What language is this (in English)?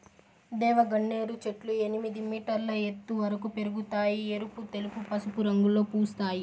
Telugu